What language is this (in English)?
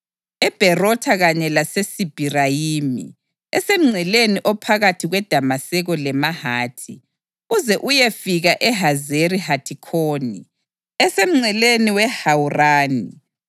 North Ndebele